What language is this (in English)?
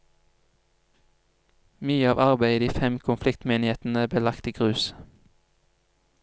Norwegian